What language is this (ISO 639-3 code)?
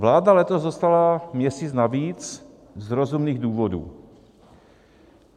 ces